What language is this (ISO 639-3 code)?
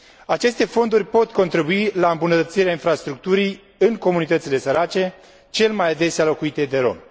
ron